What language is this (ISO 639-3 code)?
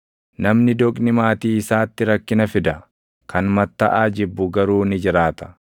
orm